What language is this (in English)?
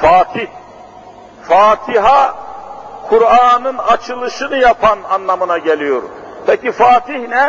Turkish